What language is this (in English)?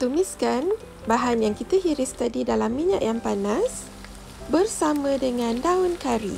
Malay